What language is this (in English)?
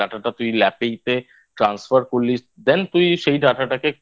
Bangla